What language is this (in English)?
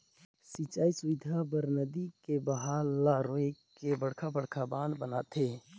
Chhattisgarhi